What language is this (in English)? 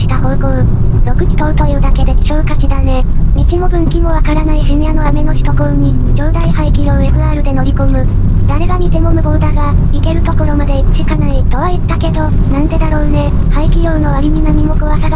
Japanese